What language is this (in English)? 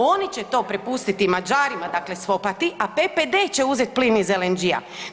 Croatian